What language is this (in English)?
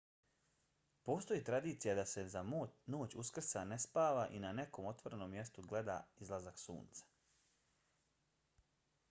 Bosnian